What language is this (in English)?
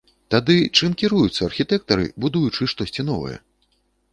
Belarusian